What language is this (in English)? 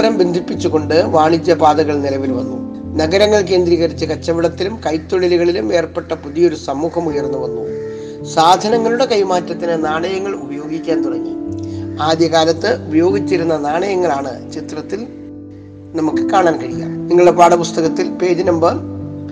Malayalam